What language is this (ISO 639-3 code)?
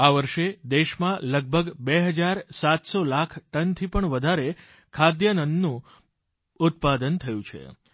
guj